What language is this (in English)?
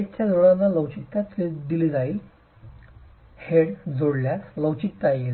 Marathi